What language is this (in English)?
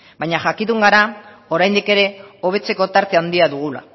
Basque